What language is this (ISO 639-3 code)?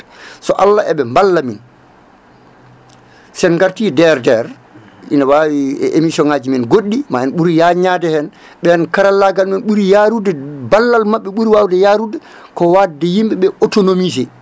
ful